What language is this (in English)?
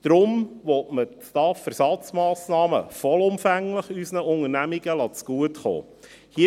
Swiss German